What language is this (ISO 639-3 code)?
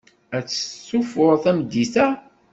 kab